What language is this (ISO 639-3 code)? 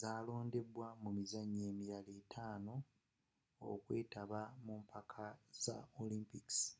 lug